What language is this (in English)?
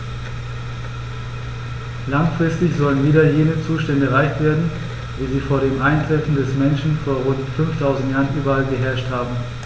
German